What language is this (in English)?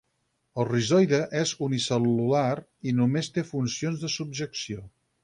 Catalan